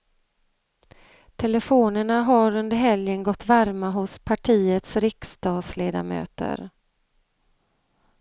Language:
Swedish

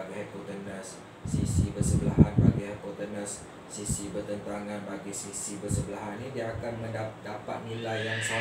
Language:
Malay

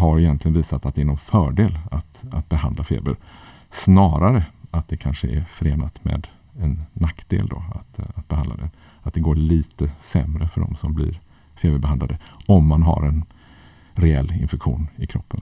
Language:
Swedish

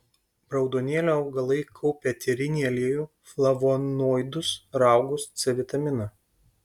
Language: Lithuanian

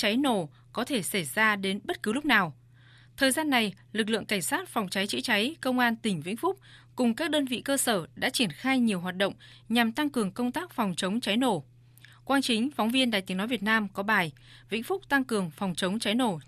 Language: Vietnamese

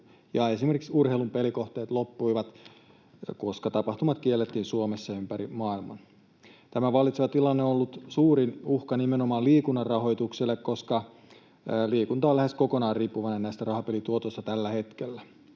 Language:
Finnish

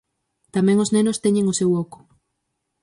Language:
Galician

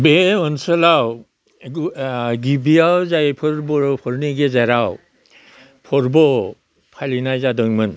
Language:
Bodo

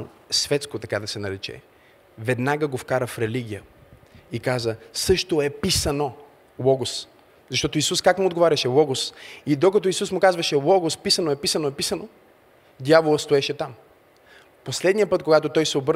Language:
Bulgarian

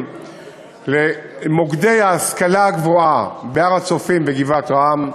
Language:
Hebrew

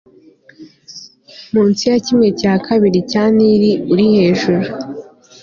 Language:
Kinyarwanda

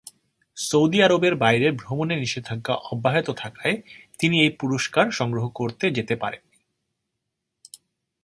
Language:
Bangla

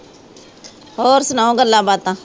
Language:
Punjabi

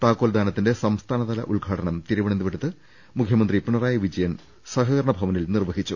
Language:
Malayalam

